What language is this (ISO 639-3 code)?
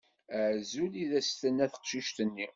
kab